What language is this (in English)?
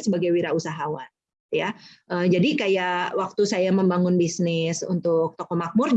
Indonesian